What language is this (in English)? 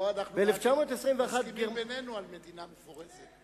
Hebrew